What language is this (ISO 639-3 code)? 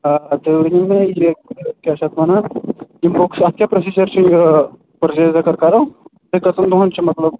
kas